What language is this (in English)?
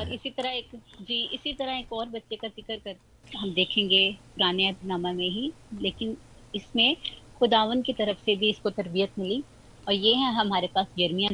Hindi